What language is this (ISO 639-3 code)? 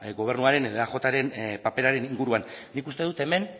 eus